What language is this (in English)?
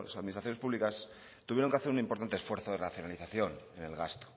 Spanish